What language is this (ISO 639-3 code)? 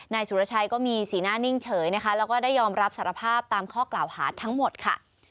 tha